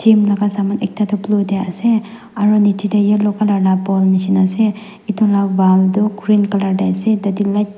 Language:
Naga Pidgin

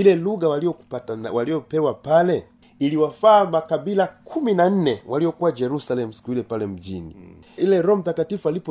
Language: Swahili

